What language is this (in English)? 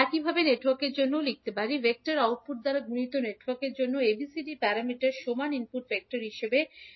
Bangla